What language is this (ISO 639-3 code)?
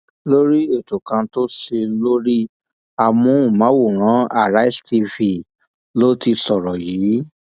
yor